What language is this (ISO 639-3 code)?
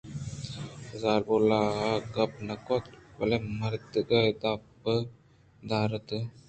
bgp